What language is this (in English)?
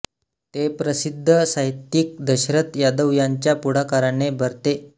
Marathi